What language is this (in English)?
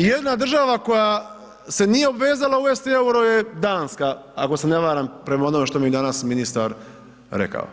Croatian